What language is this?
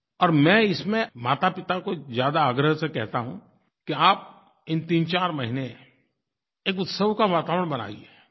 Hindi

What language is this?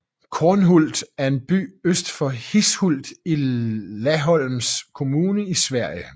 Danish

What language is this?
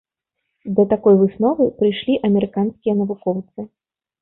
Belarusian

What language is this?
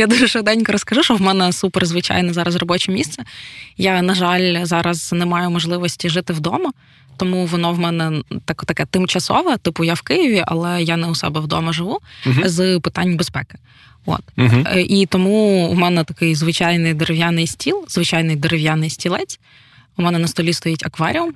Ukrainian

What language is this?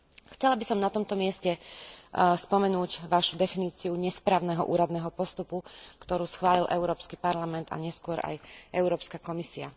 Slovak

